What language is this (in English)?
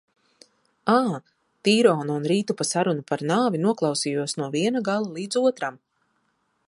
Latvian